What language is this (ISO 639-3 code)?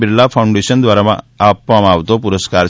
guj